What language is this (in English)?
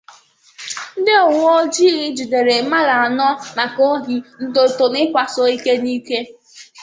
Igbo